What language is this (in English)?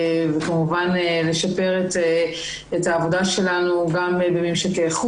Hebrew